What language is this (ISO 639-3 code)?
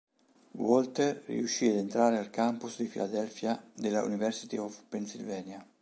ita